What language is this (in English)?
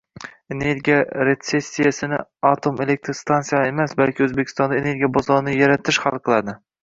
Uzbek